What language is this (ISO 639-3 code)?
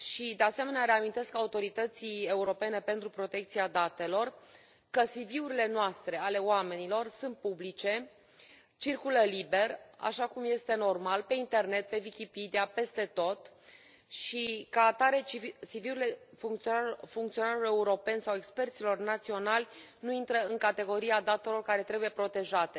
ron